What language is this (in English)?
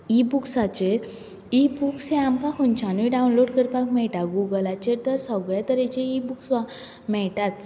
Konkani